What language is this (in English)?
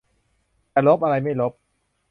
Thai